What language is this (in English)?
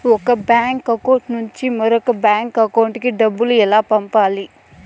Telugu